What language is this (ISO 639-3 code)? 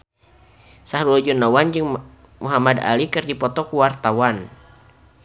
sun